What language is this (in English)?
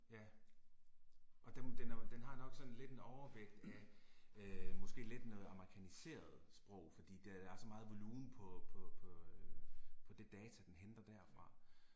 Danish